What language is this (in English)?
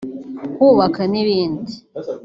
Kinyarwanda